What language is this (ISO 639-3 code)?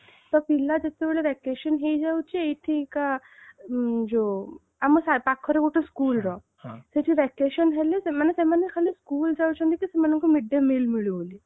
ori